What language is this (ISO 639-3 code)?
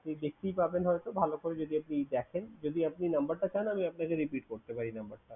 ben